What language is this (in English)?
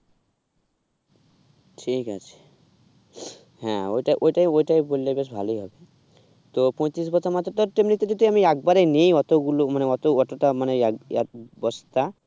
Bangla